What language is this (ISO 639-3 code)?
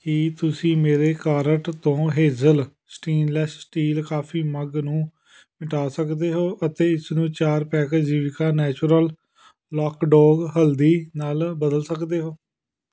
pan